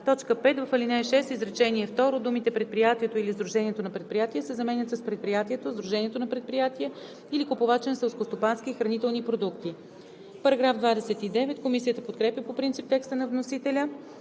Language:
Bulgarian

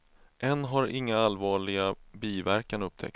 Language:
Swedish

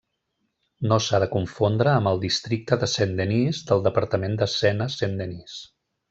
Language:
Catalan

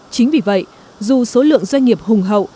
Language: Vietnamese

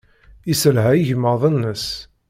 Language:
Kabyle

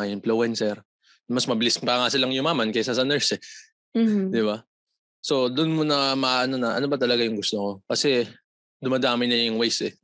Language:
Filipino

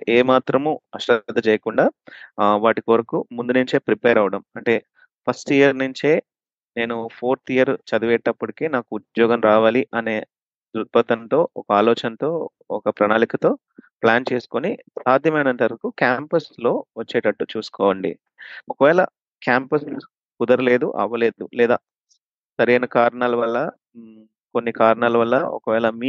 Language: Telugu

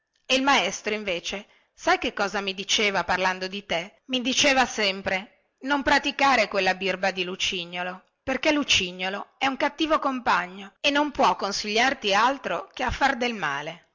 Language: Italian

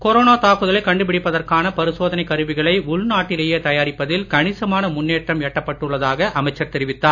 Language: Tamil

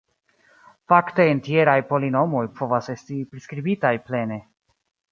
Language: Esperanto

